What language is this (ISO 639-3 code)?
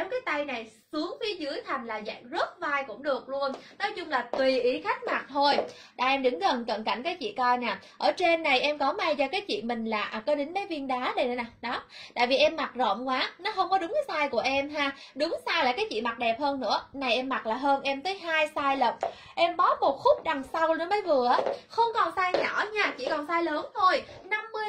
vie